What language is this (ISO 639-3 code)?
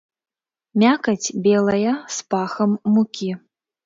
bel